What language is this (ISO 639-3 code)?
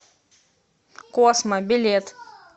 rus